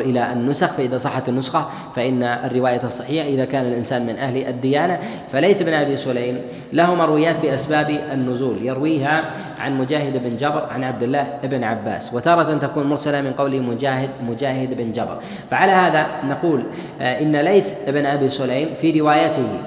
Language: Arabic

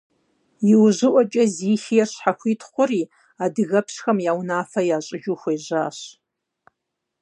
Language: Kabardian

